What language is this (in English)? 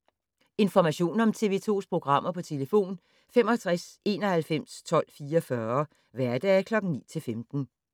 Danish